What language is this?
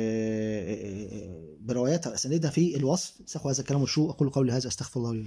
Arabic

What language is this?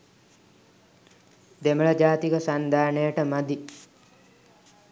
Sinhala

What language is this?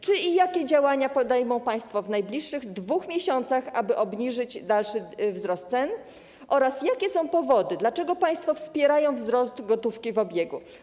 Polish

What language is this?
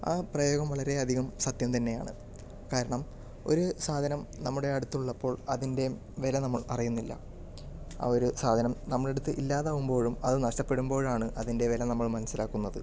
Malayalam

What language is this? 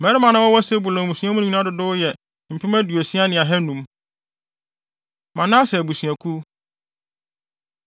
Akan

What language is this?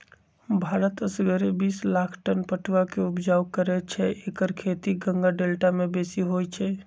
Magahi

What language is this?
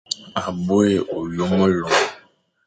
Fang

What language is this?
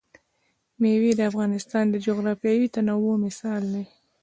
Pashto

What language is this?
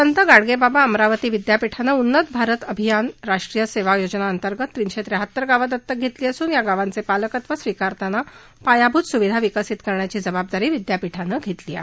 Marathi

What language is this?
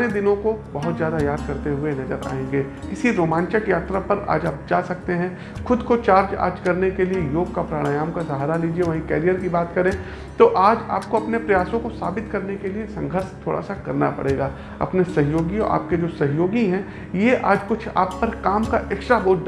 Hindi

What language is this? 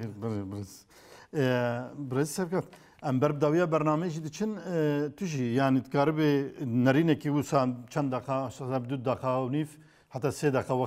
Turkish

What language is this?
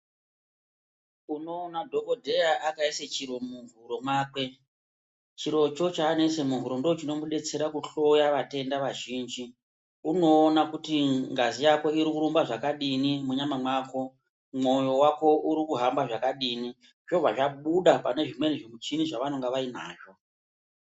Ndau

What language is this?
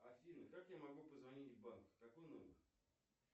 Russian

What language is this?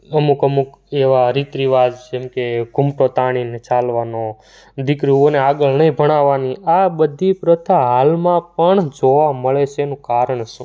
Gujarati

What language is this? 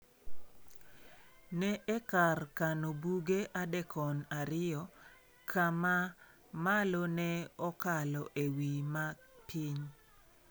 Luo (Kenya and Tanzania)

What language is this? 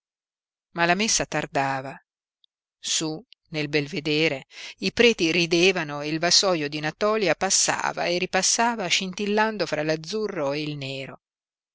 Italian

